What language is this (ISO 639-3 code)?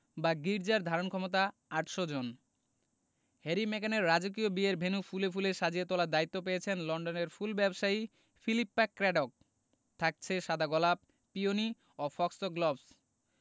ben